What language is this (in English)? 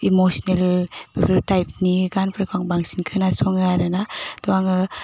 Bodo